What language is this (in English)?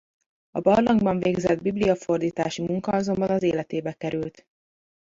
Hungarian